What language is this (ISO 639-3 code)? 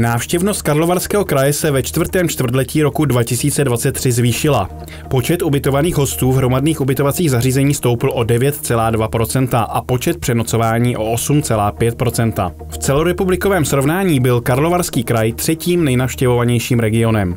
ces